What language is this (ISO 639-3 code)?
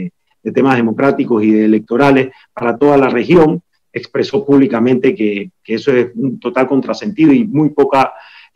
spa